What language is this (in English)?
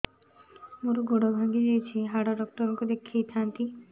Odia